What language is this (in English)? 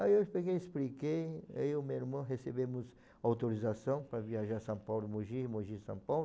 Portuguese